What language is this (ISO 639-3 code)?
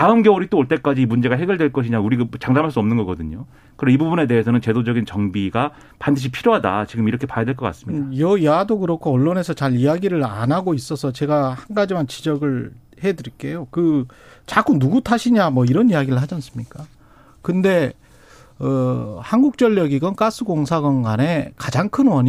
kor